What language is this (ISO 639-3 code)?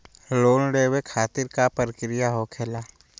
mag